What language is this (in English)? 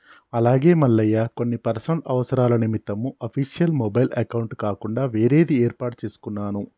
Telugu